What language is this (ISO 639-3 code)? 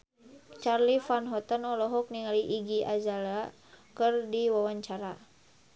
sun